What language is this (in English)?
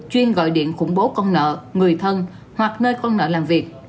Vietnamese